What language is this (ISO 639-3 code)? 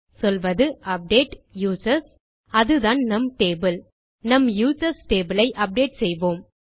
tam